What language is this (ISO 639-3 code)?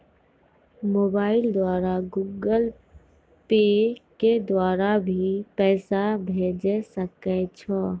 mai